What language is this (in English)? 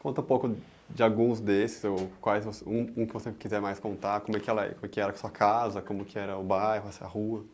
Portuguese